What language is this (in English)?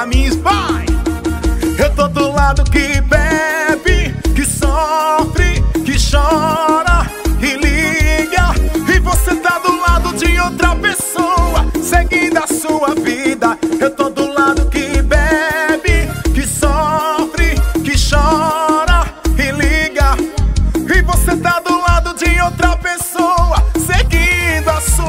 Portuguese